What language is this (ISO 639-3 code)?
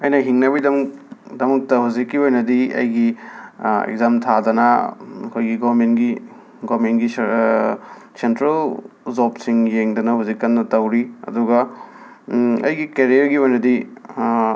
mni